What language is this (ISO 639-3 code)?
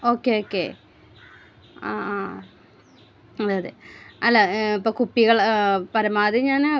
mal